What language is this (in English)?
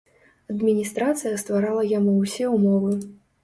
Belarusian